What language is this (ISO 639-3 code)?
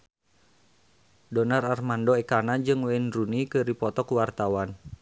sun